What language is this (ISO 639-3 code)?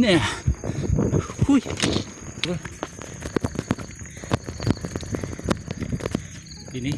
ind